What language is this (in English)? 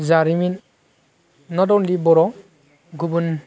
Bodo